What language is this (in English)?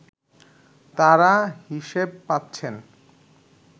Bangla